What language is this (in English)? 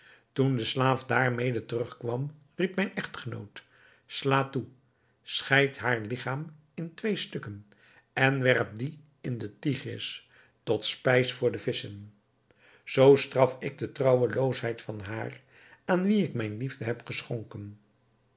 Dutch